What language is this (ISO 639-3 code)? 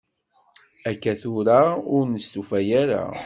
kab